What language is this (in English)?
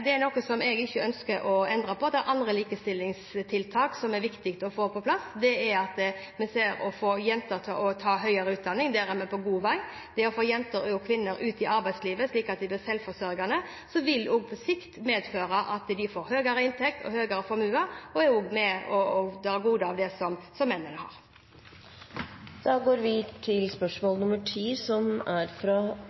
Norwegian